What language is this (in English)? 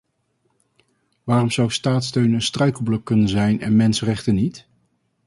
Dutch